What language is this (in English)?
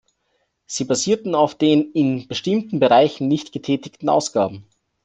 German